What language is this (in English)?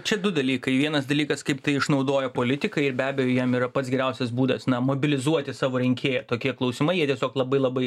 Lithuanian